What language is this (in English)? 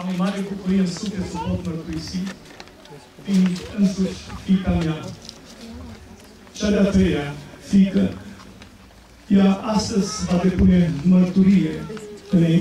Romanian